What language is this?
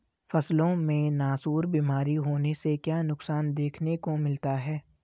Hindi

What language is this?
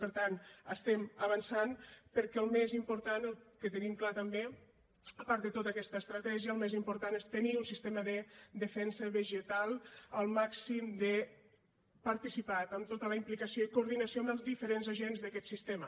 Catalan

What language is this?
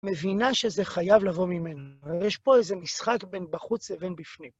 Hebrew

